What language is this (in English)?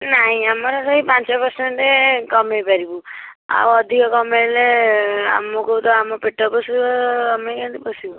Odia